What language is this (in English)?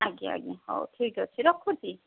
Odia